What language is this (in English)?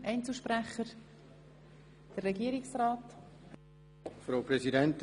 Swiss German